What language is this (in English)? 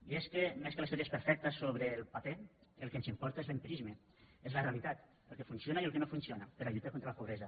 Catalan